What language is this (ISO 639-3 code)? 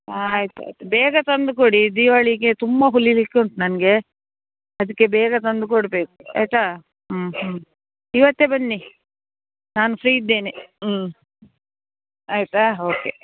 kan